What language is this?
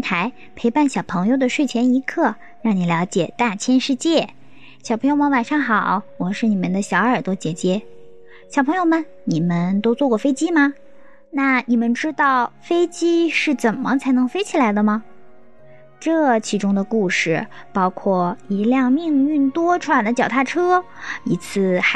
Chinese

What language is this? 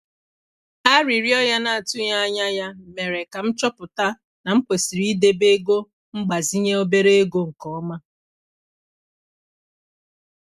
Igbo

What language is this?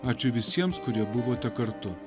Lithuanian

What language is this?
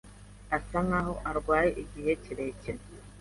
Kinyarwanda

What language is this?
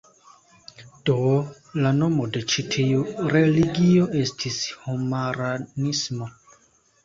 Esperanto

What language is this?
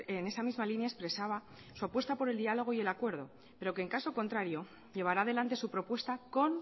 Spanish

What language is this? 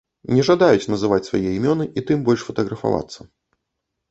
Belarusian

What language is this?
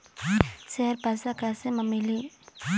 Chhattisgarhi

